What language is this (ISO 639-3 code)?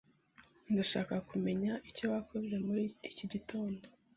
kin